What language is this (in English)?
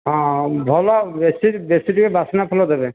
Odia